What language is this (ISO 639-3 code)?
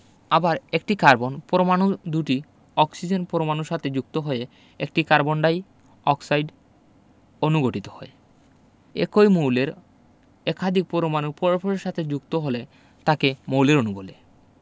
ben